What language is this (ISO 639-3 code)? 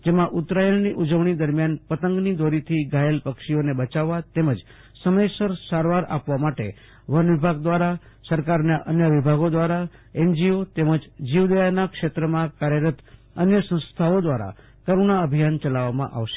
guj